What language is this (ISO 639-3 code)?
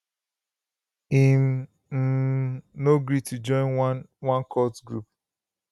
pcm